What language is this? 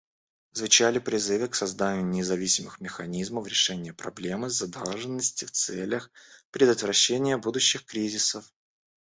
Russian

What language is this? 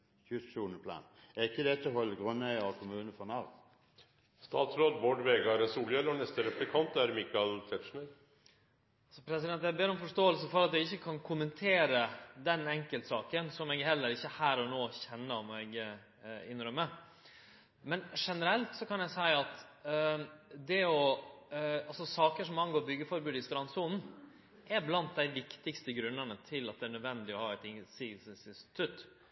Norwegian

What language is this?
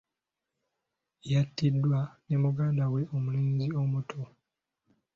Ganda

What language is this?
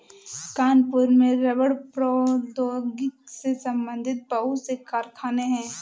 Hindi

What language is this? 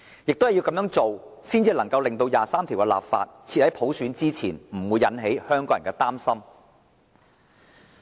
Cantonese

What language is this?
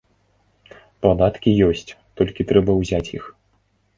Belarusian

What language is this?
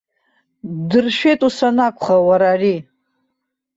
Abkhazian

